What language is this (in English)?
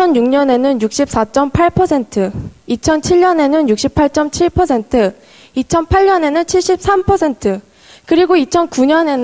Korean